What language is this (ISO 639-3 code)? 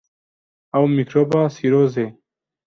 kur